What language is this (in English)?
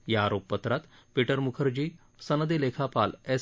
Marathi